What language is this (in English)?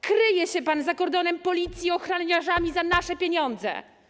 Polish